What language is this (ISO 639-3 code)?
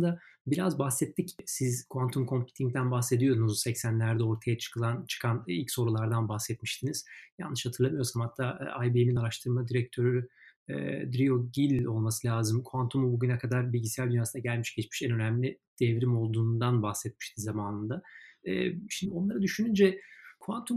tur